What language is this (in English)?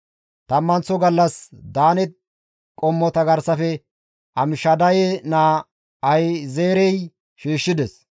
Gamo